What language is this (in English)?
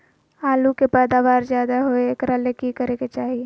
Magahi